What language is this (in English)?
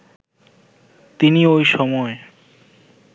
Bangla